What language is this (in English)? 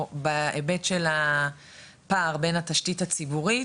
Hebrew